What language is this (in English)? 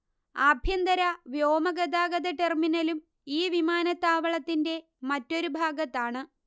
Malayalam